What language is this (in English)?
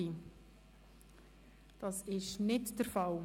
Swiss German